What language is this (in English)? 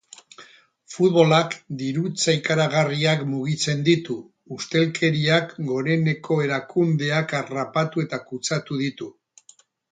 Basque